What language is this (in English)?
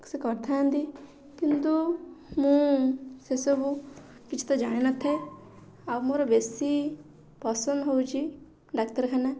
Odia